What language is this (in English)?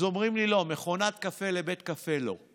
Hebrew